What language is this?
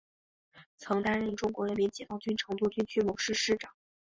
Chinese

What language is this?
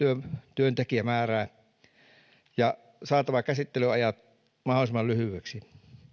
Finnish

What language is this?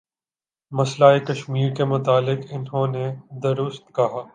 Urdu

